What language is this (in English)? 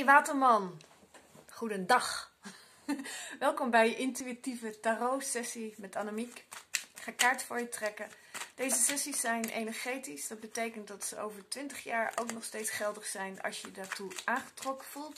Dutch